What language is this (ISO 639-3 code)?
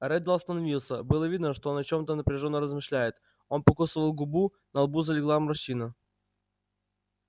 rus